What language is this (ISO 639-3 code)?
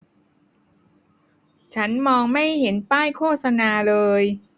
tha